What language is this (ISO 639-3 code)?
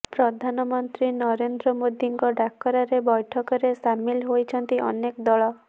ori